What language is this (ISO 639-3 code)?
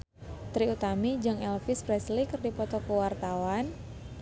sun